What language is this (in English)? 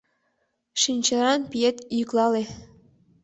Mari